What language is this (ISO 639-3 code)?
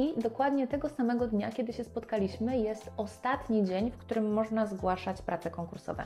pol